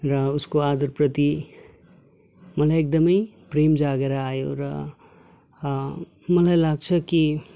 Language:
Nepali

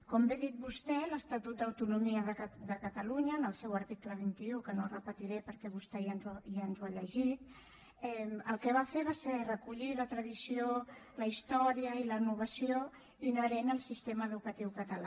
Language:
Catalan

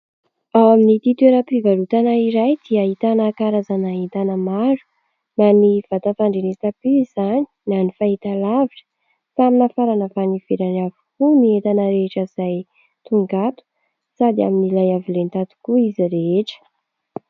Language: Malagasy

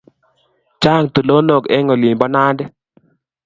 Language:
Kalenjin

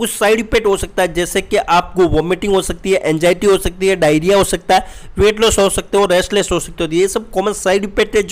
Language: Hindi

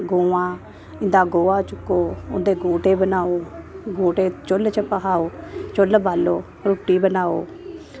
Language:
Dogri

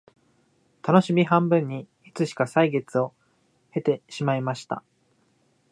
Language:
Japanese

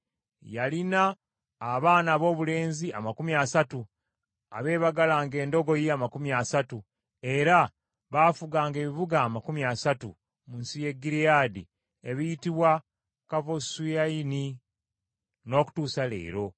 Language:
Ganda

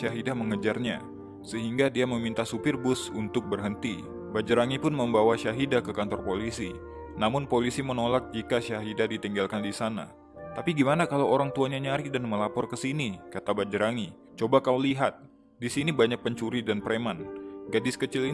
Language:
Indonesian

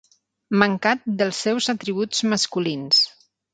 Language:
Catalan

